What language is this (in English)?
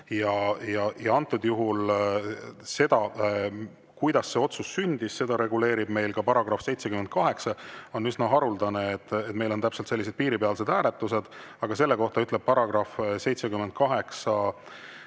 Estonian